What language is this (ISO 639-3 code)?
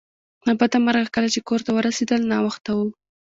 pus